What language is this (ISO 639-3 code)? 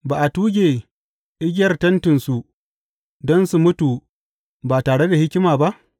hau